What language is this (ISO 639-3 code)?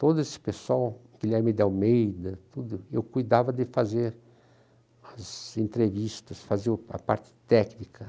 por